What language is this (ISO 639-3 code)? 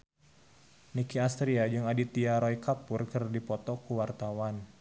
sun